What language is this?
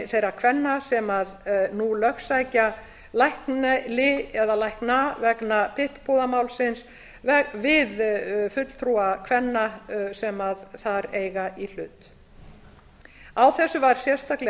Icelandic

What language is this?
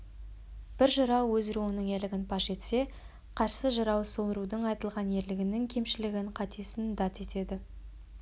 Kazakh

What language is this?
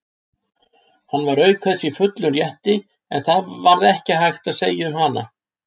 Icelandic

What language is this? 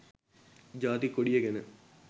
Sinhala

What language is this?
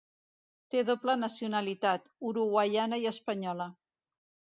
Catalan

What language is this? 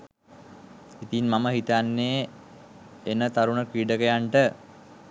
Sinhala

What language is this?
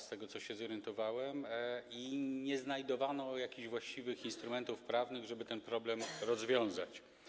Polish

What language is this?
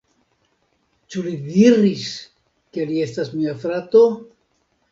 Esperanto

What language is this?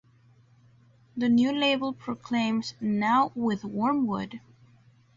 English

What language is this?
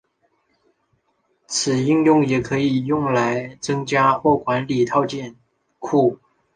Chinese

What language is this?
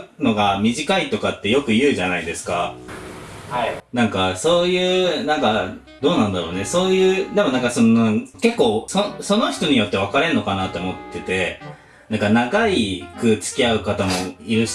Japanese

